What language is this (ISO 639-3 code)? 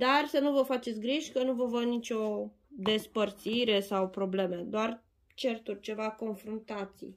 ron